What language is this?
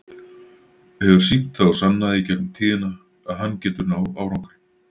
Icelandic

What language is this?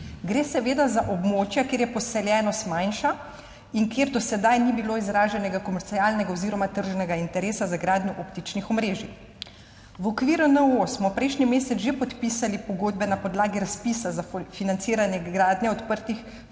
Slovenian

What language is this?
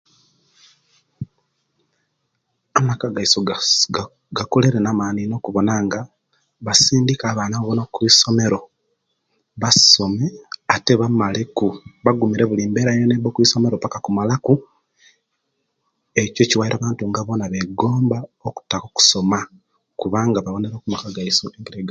Kenyi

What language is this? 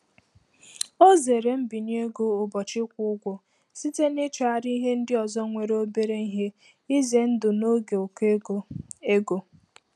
Igbo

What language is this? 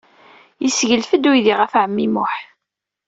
Kabyle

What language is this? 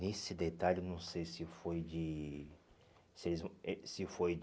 Portuguese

